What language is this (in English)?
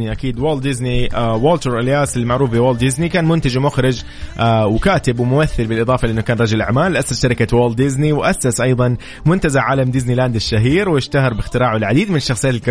Arabic